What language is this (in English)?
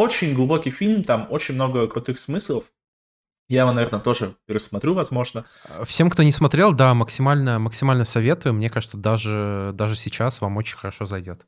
Russian